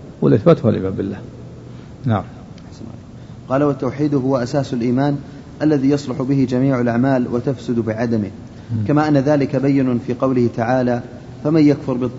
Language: Arabic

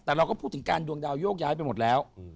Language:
Thai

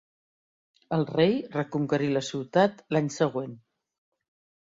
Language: Catalan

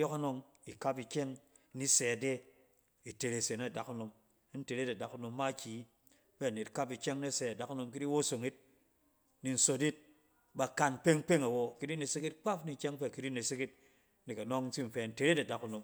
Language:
Cen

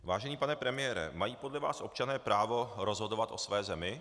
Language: Czech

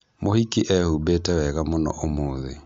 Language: Kikuyu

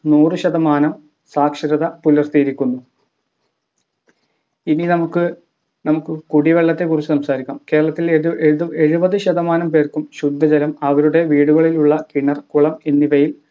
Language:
Malayalam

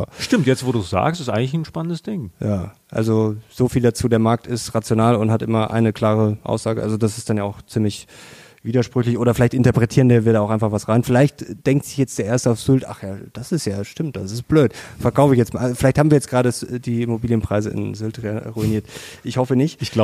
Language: German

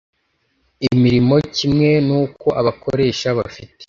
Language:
Kinyarwanda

